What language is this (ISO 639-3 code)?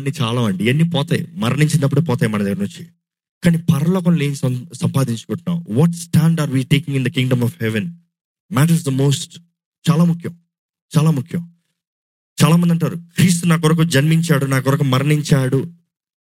tel